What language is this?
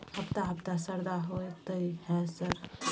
Maithili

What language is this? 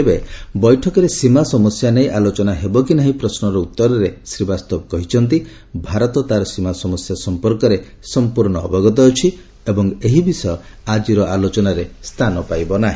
Odia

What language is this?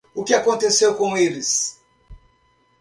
Portuguese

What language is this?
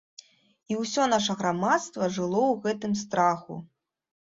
Belarusian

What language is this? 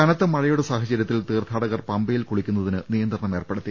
Malayalam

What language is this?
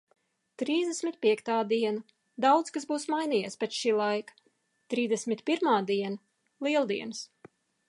Latvian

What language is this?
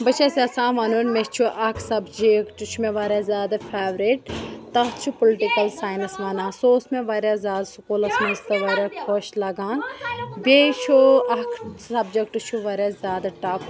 Kashmiri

